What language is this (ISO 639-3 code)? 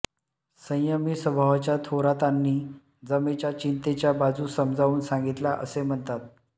mar